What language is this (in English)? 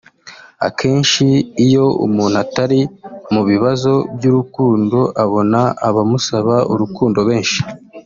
Kinyarwanda